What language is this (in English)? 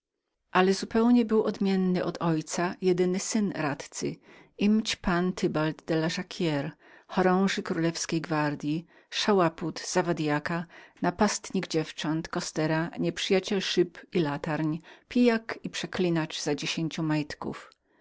Polish